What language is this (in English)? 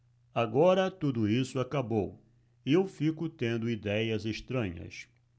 Portuguese